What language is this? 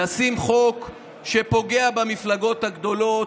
Hebrew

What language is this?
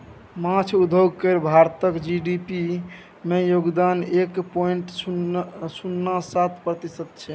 Maithili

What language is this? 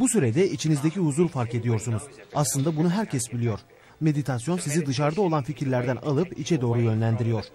Turkish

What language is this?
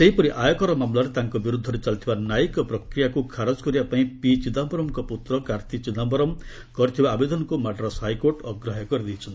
Odia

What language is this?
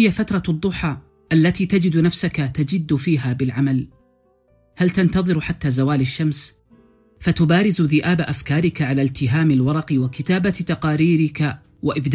Arabic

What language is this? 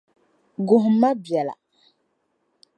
Dagbani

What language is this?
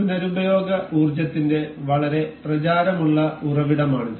Malayalam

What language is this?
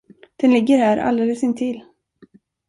Swedish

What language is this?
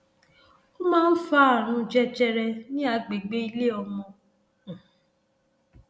Yoruba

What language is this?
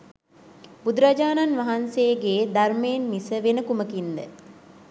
Sinhala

